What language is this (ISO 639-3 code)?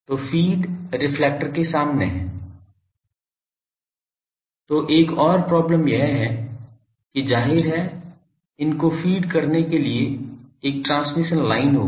hin